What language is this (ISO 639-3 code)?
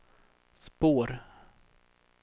swe